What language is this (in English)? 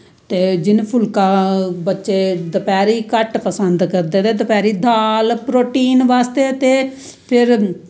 Dogri